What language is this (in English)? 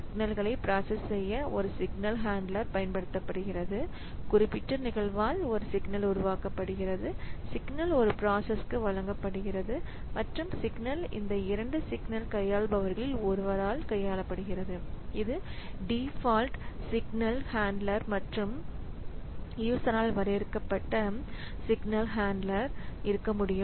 Tamil